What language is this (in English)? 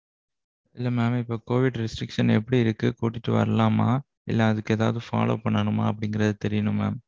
Tamil